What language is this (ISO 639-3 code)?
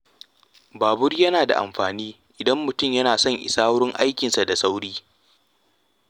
hau